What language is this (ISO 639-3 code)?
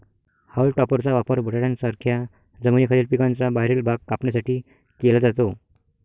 mar